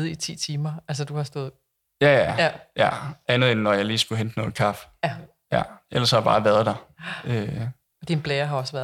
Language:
Danish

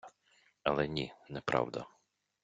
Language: Ukrainian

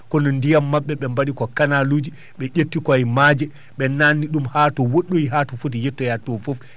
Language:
Fula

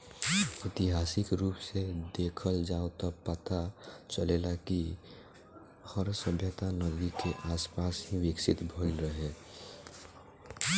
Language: Bhojpuri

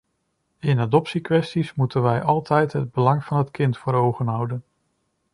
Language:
Dutch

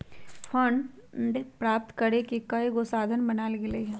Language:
Magahi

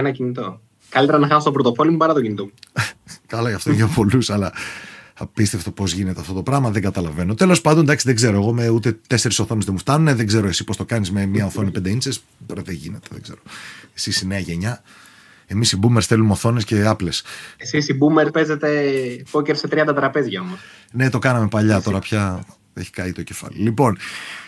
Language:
Greek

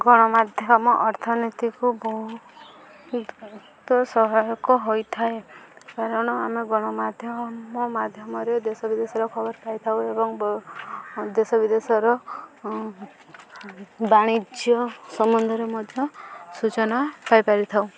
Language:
Odia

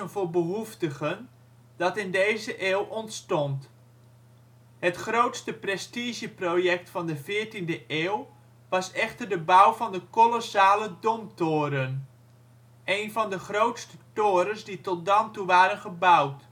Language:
Dutch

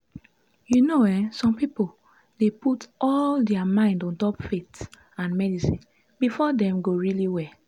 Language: Nigerian Pidgin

